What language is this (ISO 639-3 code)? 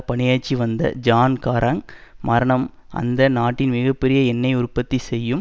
tam